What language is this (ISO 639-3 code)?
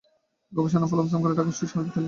ben